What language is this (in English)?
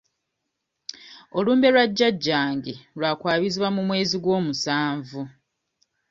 Ganda